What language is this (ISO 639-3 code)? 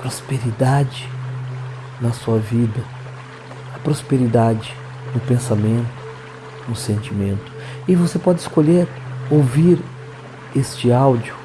por